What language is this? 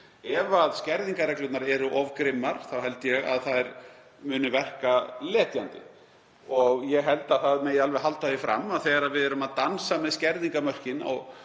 Icelandic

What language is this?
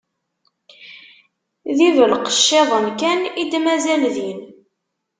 Kabyle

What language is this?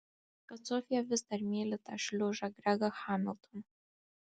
Lithuanian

